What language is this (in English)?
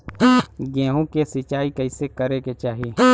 Bhojpuri